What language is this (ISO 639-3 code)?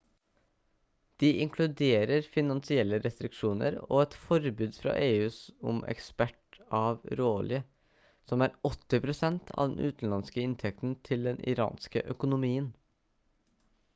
nob